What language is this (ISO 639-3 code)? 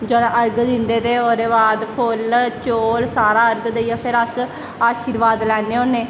doi